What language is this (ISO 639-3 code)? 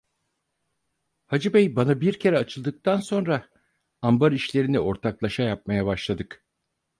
tur